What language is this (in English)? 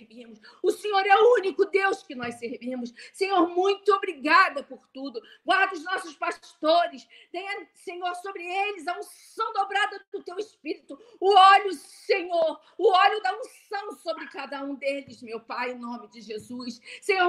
Portuguese